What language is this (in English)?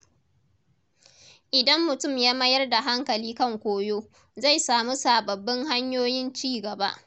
Hausa